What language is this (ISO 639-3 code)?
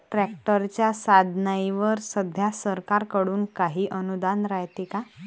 mar